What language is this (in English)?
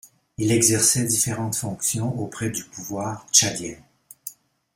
French